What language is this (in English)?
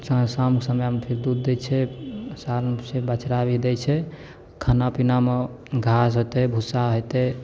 Maithili